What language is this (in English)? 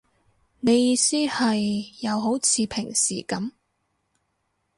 Cantonese